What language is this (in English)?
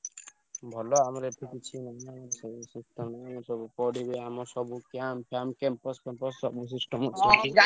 Odia